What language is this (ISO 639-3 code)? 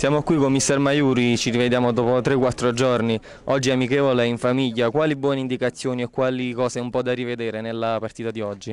ita